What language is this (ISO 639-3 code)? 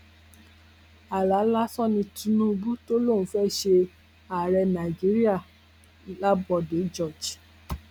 yor